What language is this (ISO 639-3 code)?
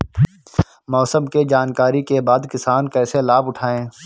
bho